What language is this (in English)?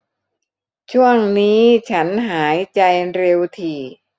Thai